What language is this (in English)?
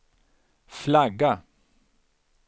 Swedish